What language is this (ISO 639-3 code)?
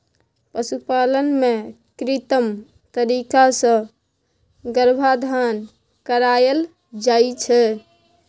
mai